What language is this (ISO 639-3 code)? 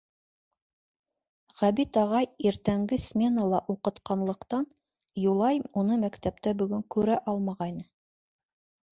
bak